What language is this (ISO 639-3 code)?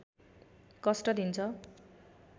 nep